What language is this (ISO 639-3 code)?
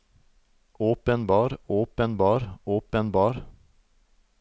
nor